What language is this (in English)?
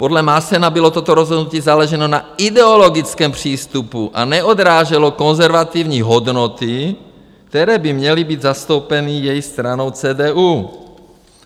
Czech